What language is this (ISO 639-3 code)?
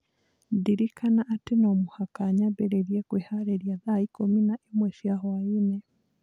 kik